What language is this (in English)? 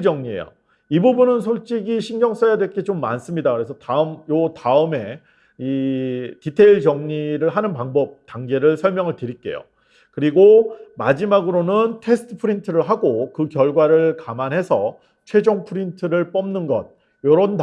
Korean